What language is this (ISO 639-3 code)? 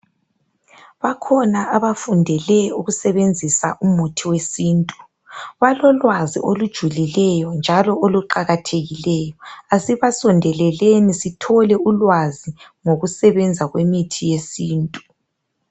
nde